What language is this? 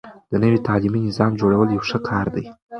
Pashto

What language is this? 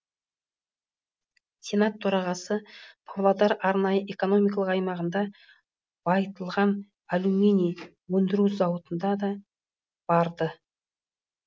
Kazakh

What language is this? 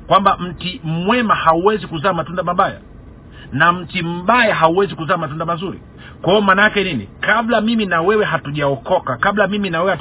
Swahili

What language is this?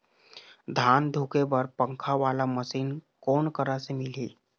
Chhattisgarhi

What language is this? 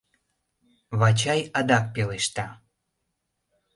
Mari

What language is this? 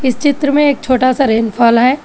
Hindi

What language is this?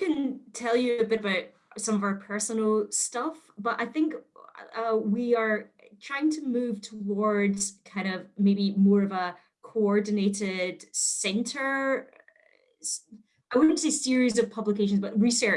English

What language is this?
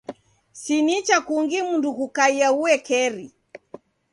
Taita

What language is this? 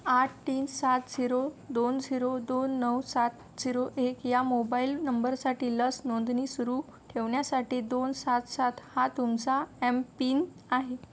Marathi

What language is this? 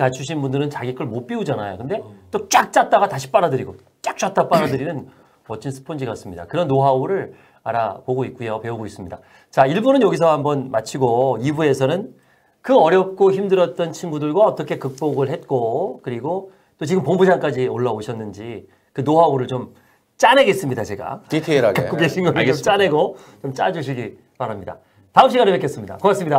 Korean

